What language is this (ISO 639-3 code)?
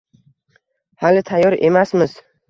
uzb